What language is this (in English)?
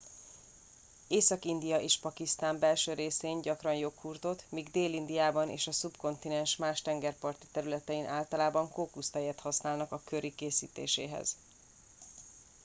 Hungarian